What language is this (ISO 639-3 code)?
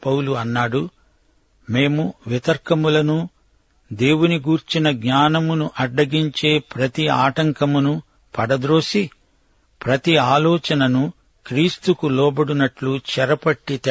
tel